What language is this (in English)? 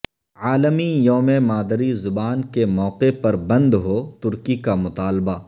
Urdu